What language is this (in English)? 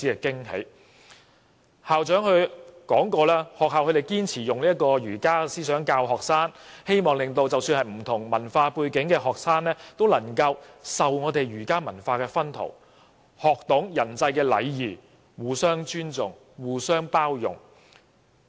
Cantonese